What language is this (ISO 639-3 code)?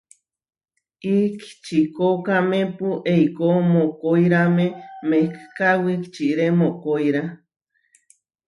var